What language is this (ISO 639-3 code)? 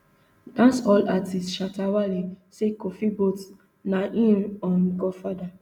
pcm